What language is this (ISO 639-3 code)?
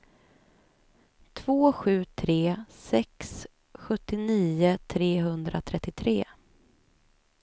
swe